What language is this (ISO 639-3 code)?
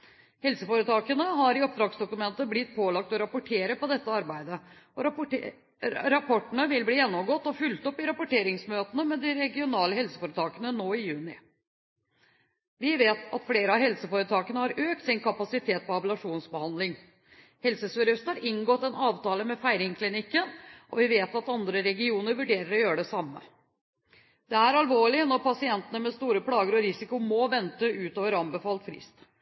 nob